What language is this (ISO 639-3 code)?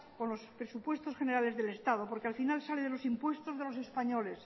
spa